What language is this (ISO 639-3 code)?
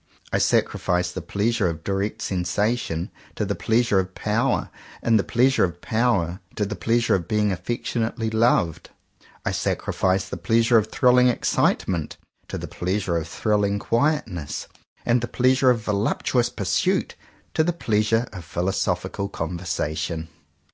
eng